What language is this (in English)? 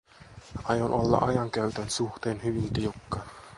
Finnish